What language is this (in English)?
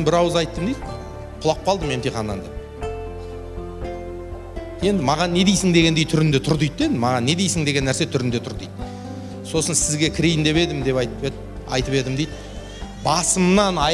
Turkish